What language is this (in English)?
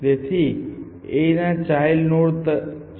Gujarati